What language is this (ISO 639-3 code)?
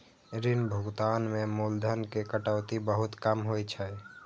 mai